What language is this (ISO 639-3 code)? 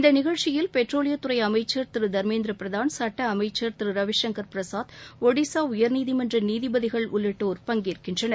tam